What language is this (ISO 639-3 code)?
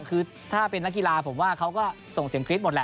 tha